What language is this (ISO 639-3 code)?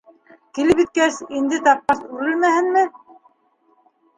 bak